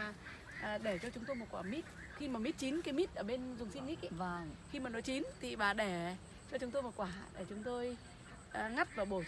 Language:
Vietnamese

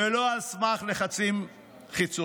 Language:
Hebrew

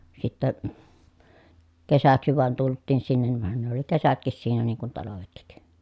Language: Finnish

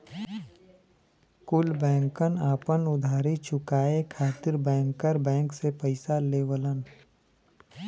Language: Bhojpuri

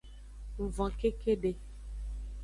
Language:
Aja (Benin)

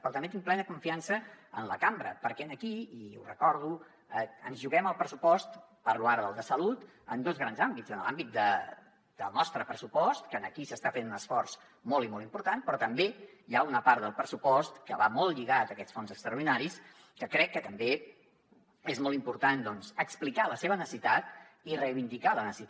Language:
Catalan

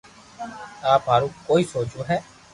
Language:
Loarki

